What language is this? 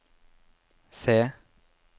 Norwegian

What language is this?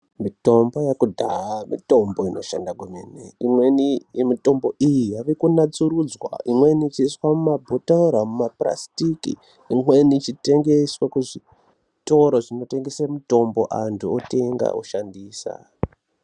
Ndau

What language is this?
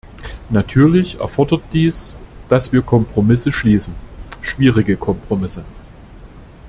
German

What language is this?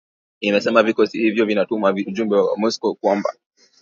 Swahili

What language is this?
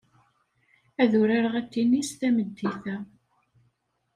Kabyle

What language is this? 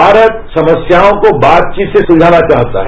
Hindi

